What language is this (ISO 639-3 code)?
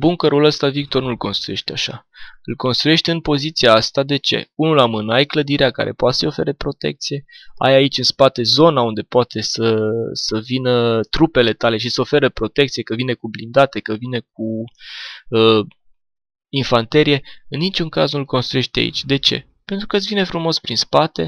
ron